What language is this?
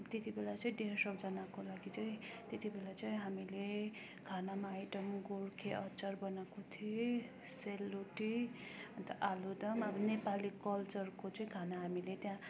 Nepali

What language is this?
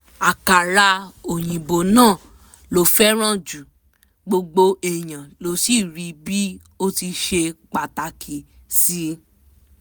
Yoruba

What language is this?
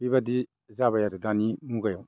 Bodo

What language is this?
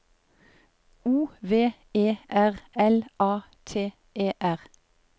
Norwegian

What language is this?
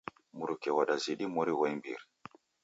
Taita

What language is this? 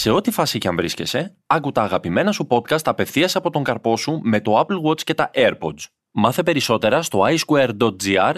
Greek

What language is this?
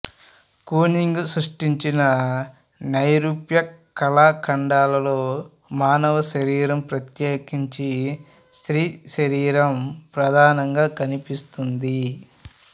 Telugu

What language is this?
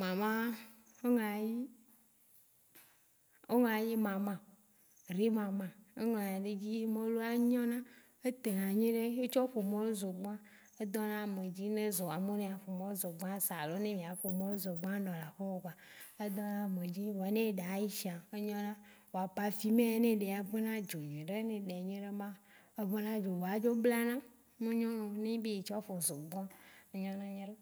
Waci Gbe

